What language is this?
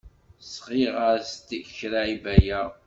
Kabyle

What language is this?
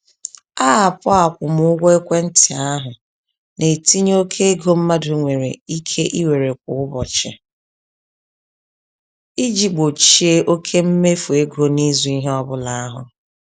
Igbo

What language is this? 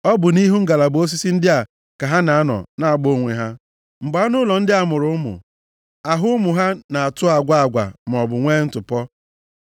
Igbo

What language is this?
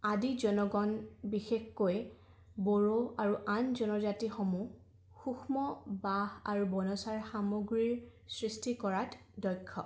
Assamese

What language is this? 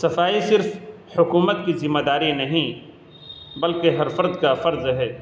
Urdu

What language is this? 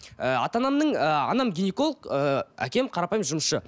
Kazakh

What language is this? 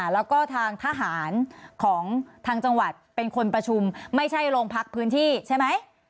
Thai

